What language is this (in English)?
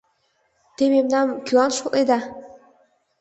Mari